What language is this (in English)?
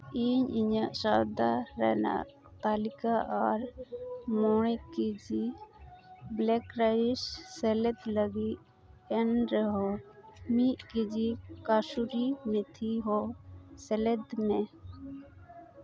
Santali